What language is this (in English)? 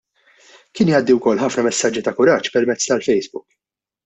Maltese